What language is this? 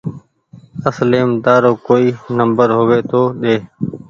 Goaria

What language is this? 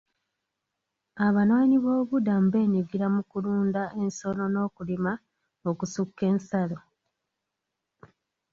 Ganda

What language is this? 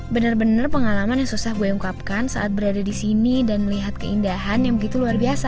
Indonesian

